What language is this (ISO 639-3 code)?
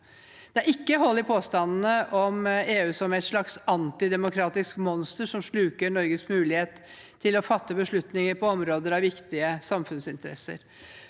nor